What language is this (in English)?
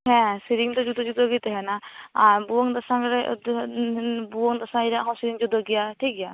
Santali